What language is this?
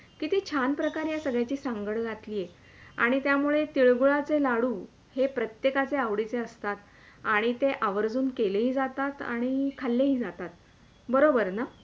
Marathi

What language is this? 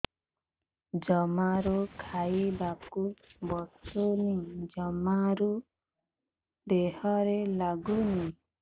Odia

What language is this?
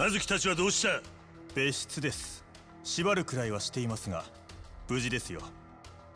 Japanese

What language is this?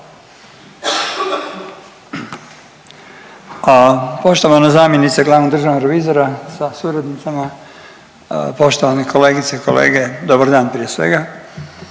Croatian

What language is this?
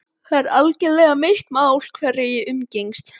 Icelandic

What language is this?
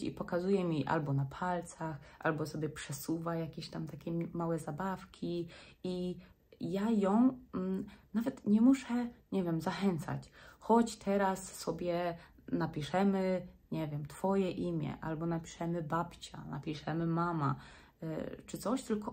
Polish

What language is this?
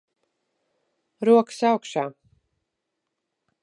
Latvian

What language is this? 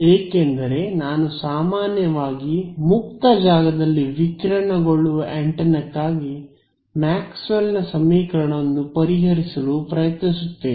Kannada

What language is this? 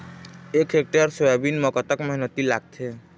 Chhattisgarhi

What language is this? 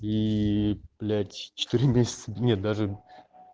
Russian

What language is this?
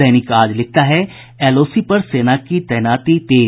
Hindi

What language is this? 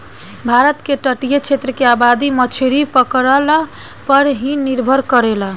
Bhojpuri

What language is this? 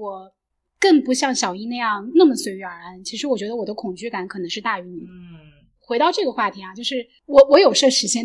Chinese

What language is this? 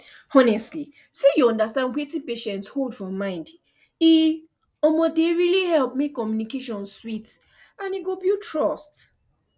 Nigerian Pidgin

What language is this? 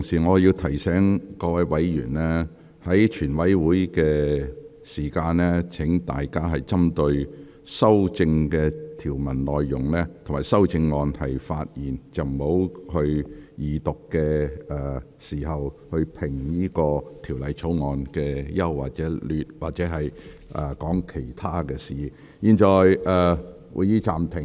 Cantonese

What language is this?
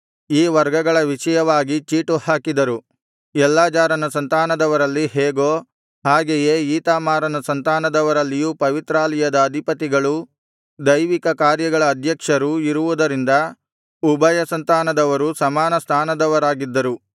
Kannada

